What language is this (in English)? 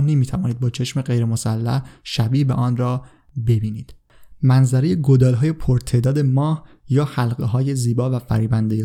Persian